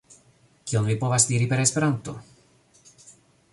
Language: Esperanto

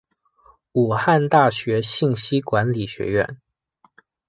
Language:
Chinese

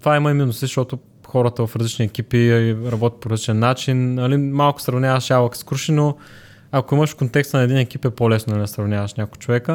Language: Bulgarian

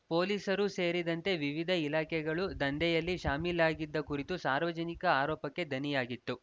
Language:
Kannada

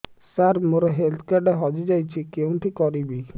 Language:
Odia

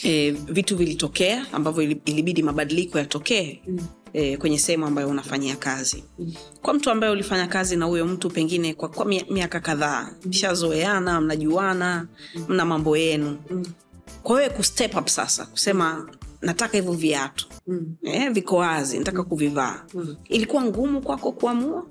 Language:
Swahili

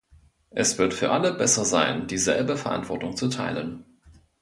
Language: German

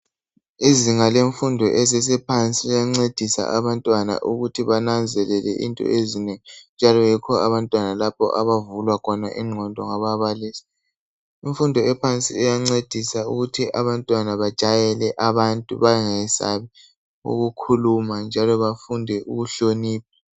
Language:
North Ndebele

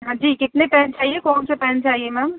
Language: Urdu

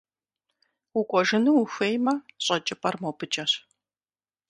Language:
Kabardian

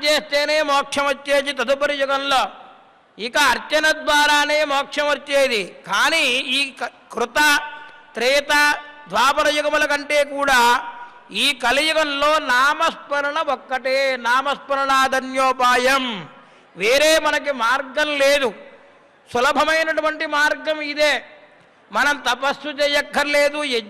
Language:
Telugu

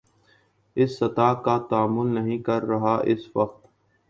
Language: Urdu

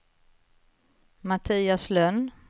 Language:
Swedish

